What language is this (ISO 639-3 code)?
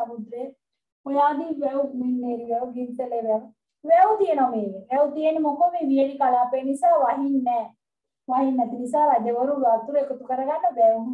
tha